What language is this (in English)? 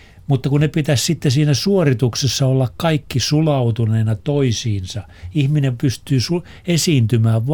Finnish